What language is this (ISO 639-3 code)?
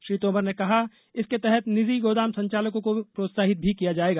hin